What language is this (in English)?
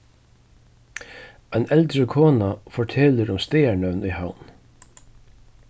Faroese